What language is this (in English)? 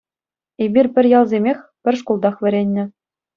Chuvash